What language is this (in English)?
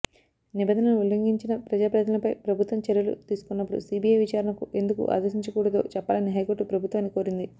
Telugu